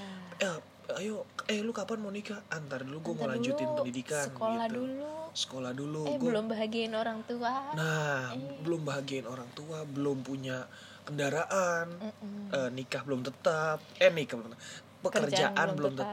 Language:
Indonesian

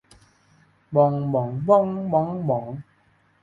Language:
Thai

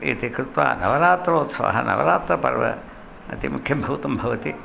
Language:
Sanskrit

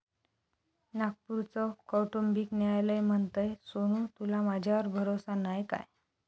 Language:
Marathi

